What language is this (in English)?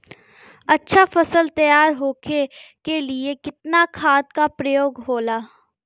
Bhojpuri